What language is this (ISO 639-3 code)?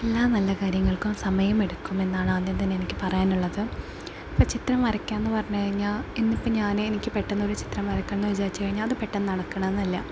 mal